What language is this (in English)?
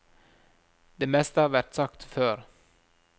Norwegian